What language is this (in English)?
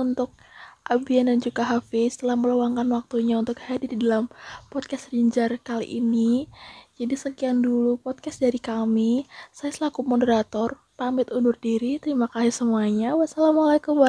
Indonesian